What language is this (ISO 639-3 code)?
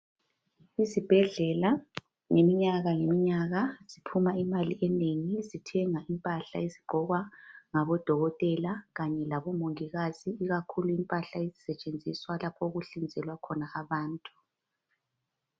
nde